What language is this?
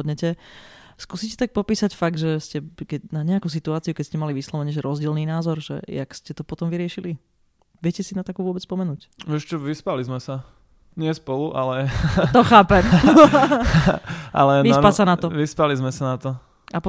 Slovak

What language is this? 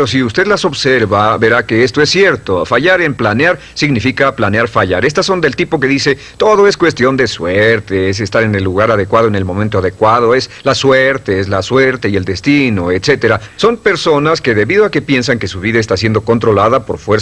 Spanish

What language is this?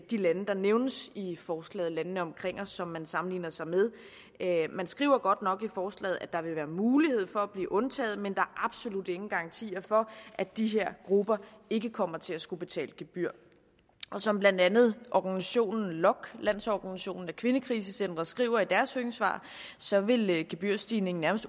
Danish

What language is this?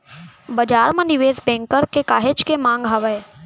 Chhattisgarhi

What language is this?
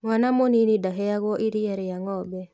Kikuyu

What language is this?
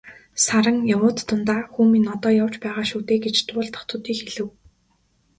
Mongolian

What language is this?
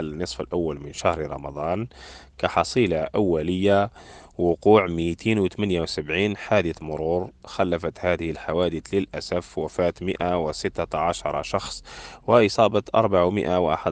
Arabic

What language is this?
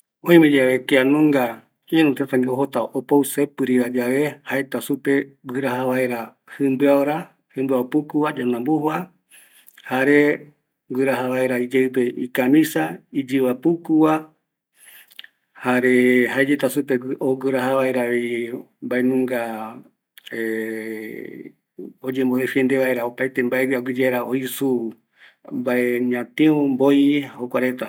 Eastern Bolivian Guaraní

